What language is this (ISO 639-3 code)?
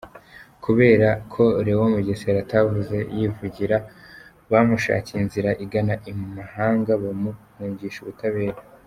kin